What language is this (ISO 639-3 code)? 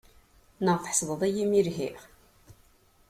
kab